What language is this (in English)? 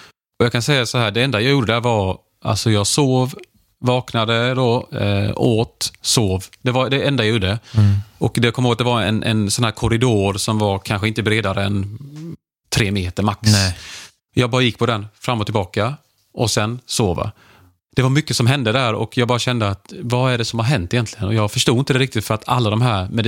Swedish